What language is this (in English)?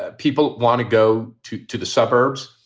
English